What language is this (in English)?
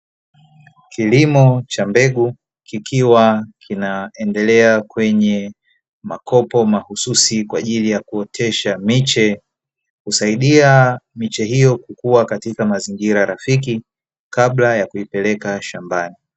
Swahili